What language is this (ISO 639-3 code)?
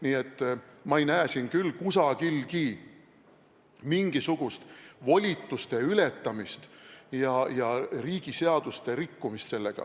est